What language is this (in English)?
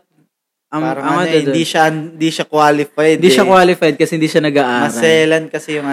Filipino